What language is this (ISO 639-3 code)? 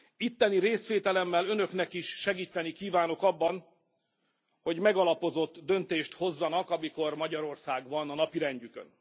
hun